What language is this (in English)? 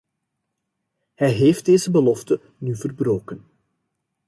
Dutch